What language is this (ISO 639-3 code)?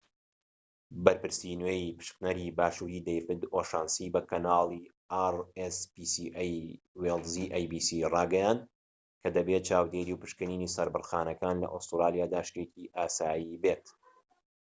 ckb